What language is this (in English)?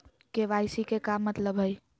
Magahi